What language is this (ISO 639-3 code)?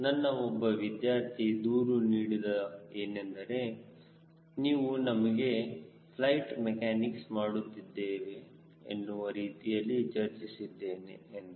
kan